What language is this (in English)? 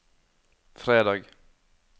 Norwegian